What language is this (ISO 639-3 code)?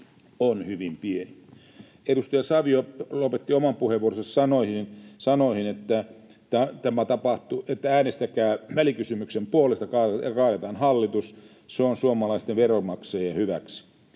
fin